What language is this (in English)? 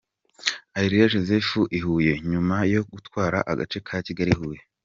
Kinyarwanda